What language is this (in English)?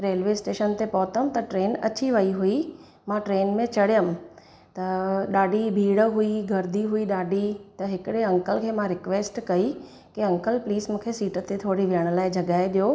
Sindhi